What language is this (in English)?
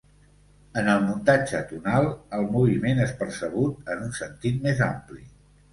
Catalan